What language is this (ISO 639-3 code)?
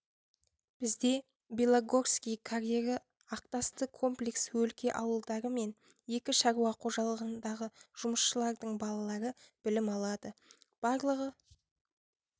kaz